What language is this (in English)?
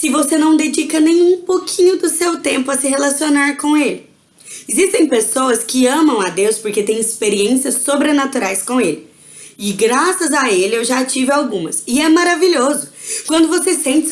Portuguese